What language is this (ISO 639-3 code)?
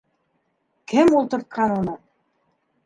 bak